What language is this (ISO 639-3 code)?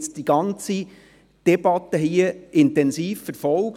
gsw